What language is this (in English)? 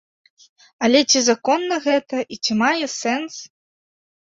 Belarusian